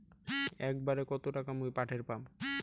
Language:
Bangla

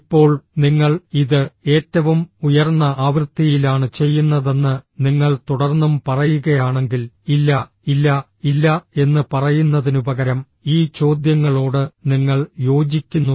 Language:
Malayalam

